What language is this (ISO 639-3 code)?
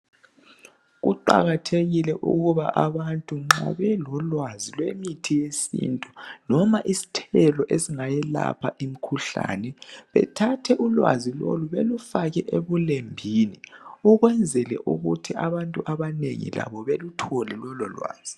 nde